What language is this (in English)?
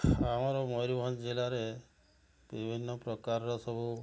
Odia